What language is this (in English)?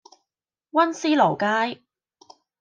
Cantonese